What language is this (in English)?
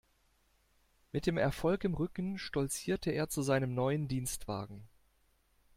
German